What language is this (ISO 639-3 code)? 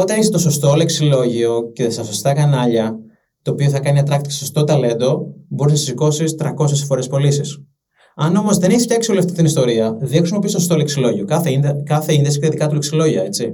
ell